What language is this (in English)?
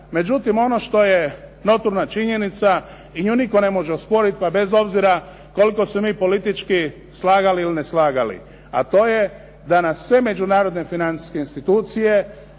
Croatian